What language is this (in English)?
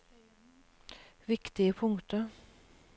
Norwegian